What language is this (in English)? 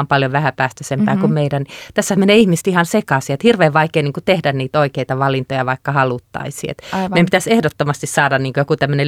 Finnish